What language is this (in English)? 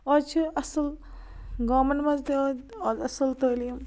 Kashmiri